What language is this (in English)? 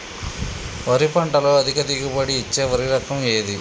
Telugu